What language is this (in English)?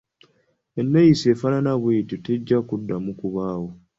Ganda